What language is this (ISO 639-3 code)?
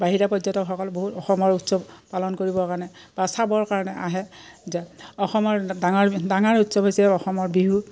asm